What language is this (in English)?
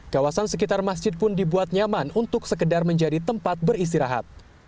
Indonesian